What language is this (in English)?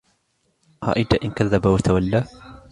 Arabic